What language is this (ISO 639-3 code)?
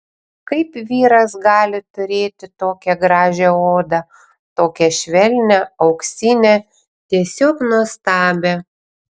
lit